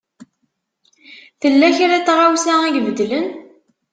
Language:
Kabyle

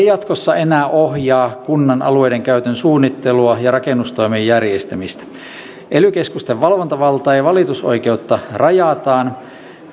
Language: Finnish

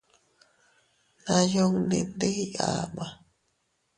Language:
Teutila Cuicatec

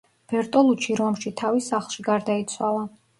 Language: Georgian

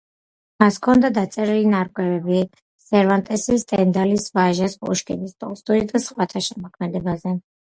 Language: Georgian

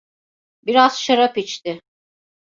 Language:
Turkish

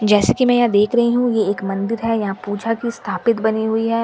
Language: Hindi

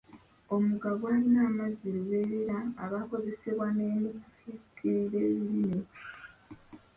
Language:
Ganda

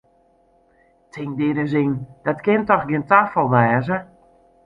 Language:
Western Frisian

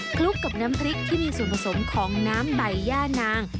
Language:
Thai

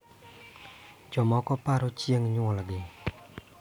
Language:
Luo (Kenya and Tanzania)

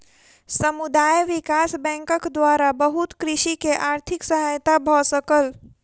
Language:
Maithili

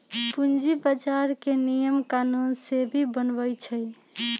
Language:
Magahi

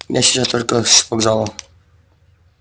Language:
Russian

